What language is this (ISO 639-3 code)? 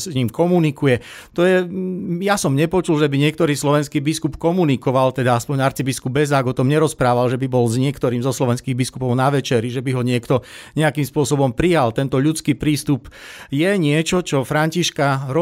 slk